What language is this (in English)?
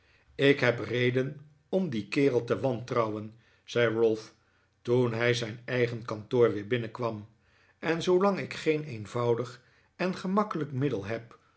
Dutch